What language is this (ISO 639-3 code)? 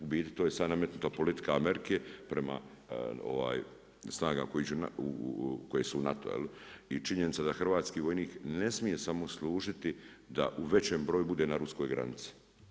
hrv